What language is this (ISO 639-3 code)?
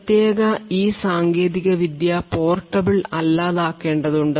mal